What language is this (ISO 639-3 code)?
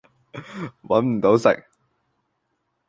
yue